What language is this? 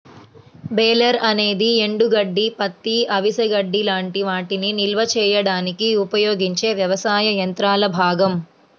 Telugu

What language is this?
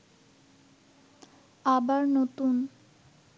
Bangla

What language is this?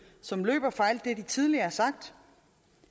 Danish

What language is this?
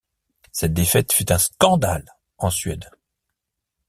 French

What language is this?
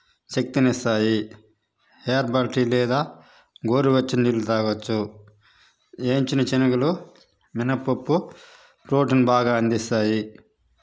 Telugu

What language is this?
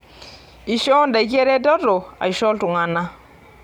Masai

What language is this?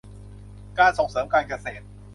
Thai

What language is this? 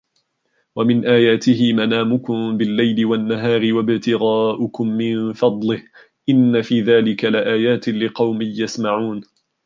Arabic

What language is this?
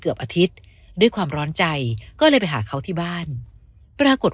Thai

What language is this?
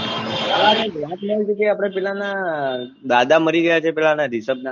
Gujarati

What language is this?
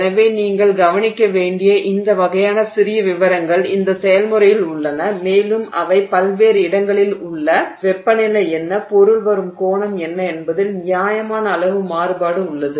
Tamil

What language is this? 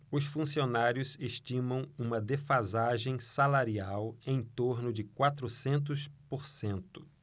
Portuguese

